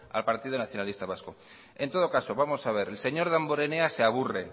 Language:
Spanish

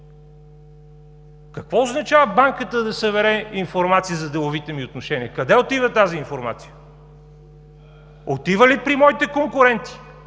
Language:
Bulgarian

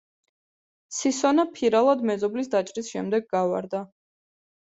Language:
Georgian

